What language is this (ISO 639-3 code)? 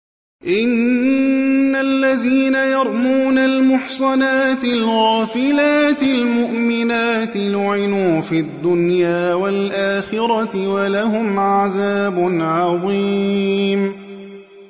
ara